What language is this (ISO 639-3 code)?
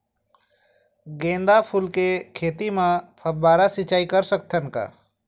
hne